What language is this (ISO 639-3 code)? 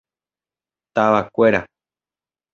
grn